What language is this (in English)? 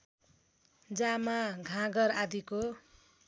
Nepali